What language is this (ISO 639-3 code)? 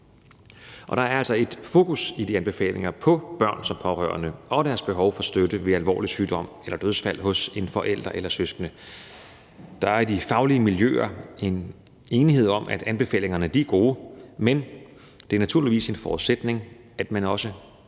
dan